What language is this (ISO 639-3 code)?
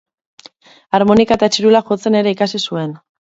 eus